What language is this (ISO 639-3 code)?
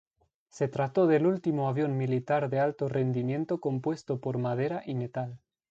spa